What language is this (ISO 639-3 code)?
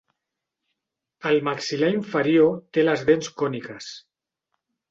cat